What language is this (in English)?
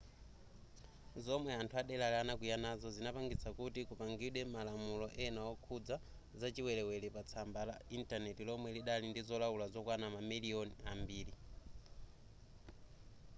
Nyanja